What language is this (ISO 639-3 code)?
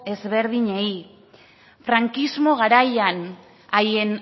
eus